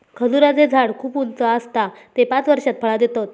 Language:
Marathi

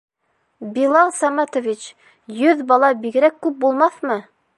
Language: Bashkir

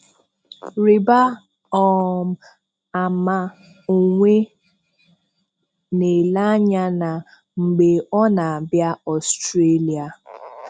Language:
Igbo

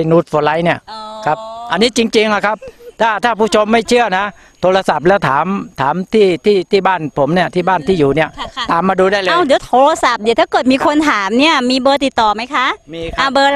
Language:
Thai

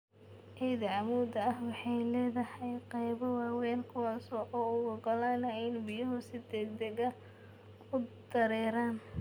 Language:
Somali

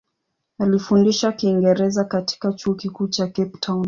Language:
Swahili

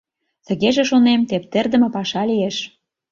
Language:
Mari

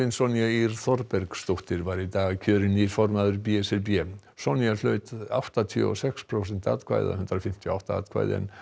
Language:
Icelandic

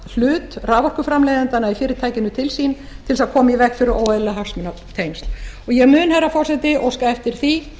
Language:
Icelandic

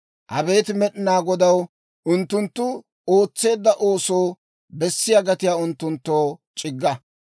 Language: Dawro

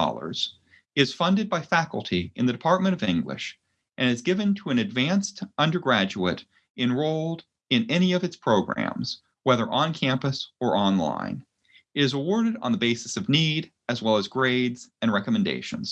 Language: English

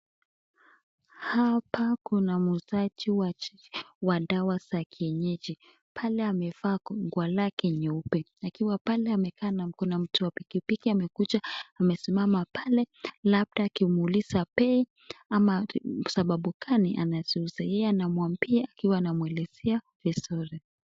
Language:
Swahili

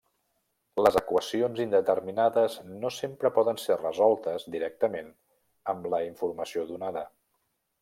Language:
Catalan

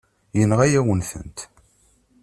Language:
Kabyle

